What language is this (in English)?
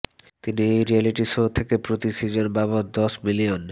Bangla